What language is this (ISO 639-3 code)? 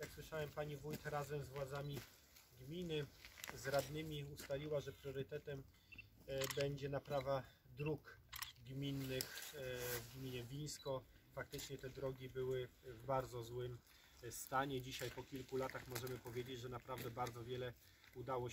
pol